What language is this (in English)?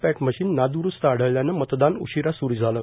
Marathi